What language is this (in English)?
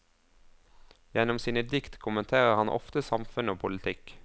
Norwegian